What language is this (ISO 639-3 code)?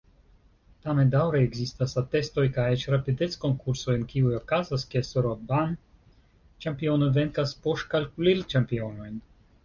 epo